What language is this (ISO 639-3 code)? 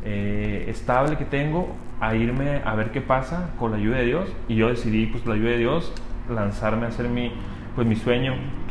spa